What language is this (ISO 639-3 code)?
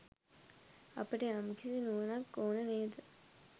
sin